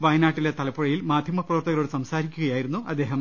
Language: Malayalam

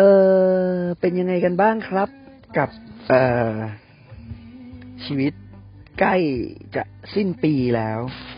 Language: Thai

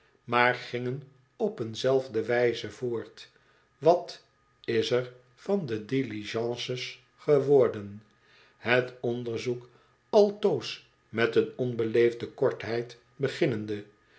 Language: Dutch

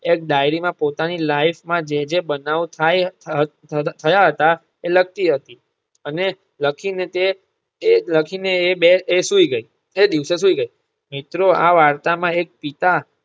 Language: Gujarati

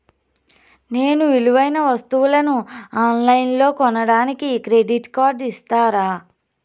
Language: Telugu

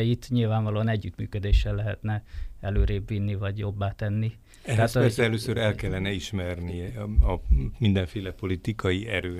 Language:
Hungarian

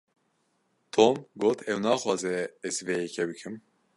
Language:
Kurdish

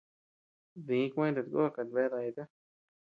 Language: Tepeuxila Cuicatec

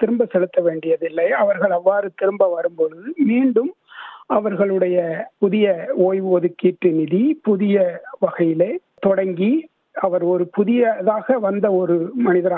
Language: Tamil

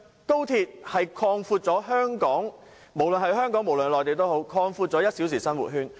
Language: Cantonese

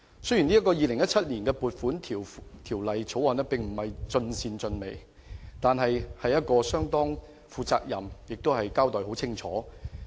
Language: Cantonese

